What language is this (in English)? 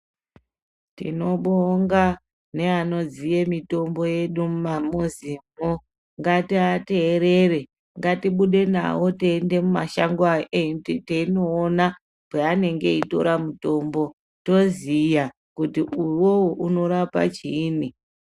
Ndau